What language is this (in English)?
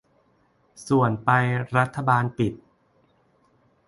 Thai